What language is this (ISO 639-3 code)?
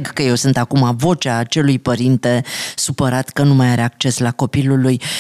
ron